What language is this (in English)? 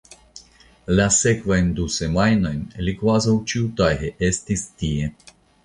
Esperanto